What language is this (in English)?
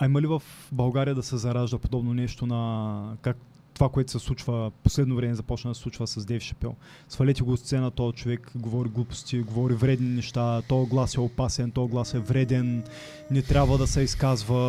Bulgarian